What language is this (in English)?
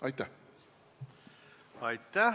Estonian